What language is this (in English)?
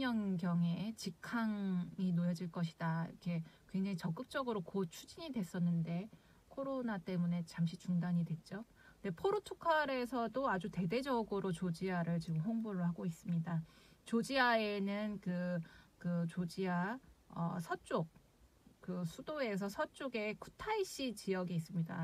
Korean